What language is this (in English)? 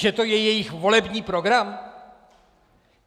Czech